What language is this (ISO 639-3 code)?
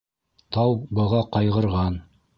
bak